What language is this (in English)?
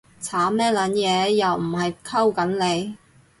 Cantonese